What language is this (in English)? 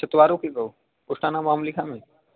Sanskrit